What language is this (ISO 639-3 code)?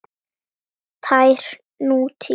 isl